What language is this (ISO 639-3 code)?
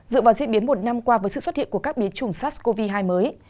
vie